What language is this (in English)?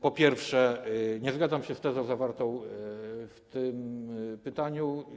Polish